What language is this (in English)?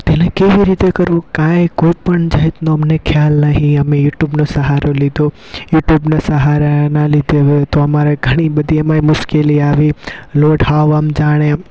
Gujarati